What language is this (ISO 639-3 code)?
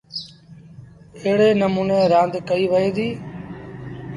sbn